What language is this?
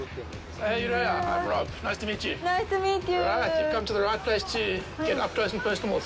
Japanese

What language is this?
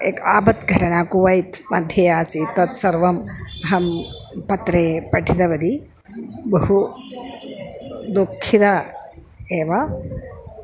Sanskrit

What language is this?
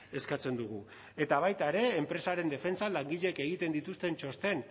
Basque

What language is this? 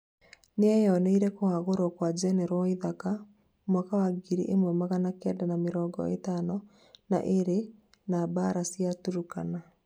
Kikuyu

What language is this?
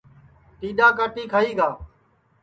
Sansi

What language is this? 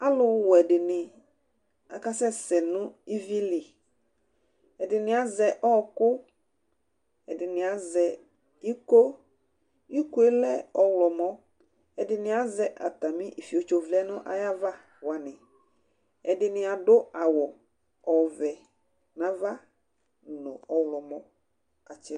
Ikposo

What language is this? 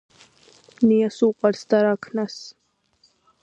Georgian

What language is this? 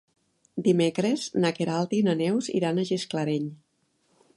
Catalan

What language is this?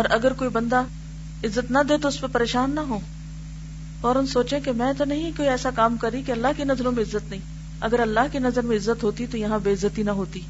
Urdu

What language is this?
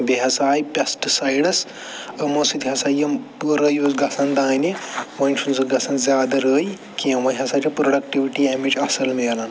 Kashmiri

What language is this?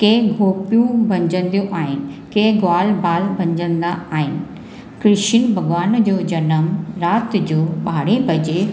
Sindhi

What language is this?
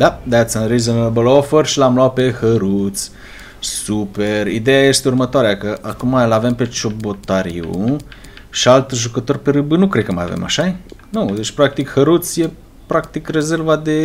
Romanian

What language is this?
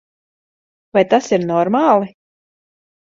Latvian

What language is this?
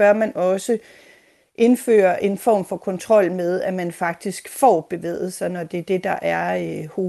Danish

